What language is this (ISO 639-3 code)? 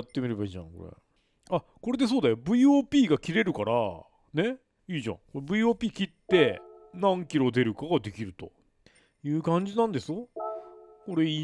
jpn